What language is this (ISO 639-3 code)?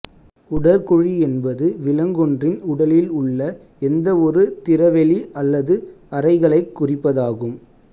tam